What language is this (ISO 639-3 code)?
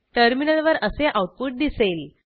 mar